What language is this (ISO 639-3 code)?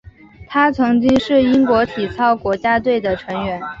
zho